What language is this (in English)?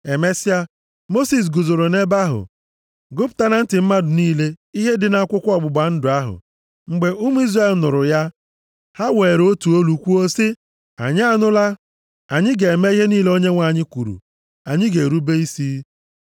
Igbo